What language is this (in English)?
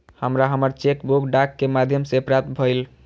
Maithili